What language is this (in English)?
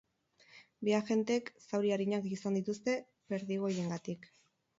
Basque